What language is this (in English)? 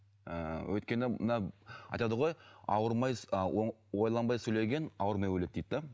Kazakh